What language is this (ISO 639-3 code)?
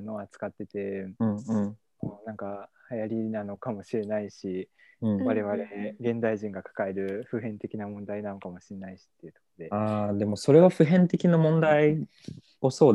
jpn